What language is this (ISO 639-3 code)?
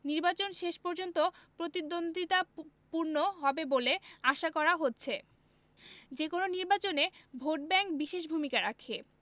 ben